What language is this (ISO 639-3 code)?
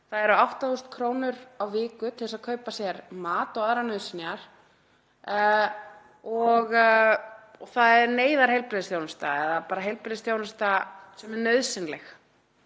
isl